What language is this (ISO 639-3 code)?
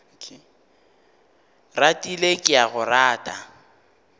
nso